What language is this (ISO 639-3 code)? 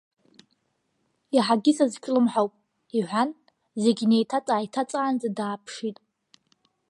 abk